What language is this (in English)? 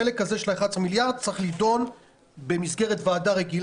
Hebrew